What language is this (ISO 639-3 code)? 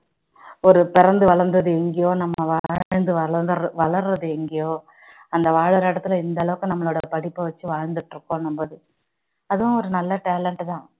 tam